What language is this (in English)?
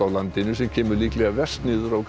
Icelandic